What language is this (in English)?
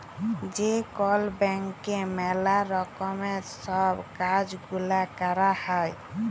Bangla